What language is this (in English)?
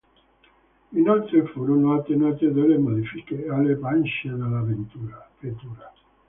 Italian